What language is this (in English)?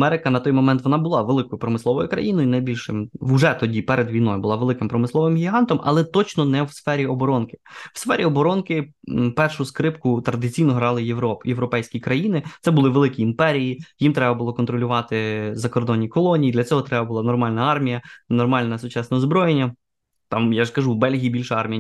Ukrainian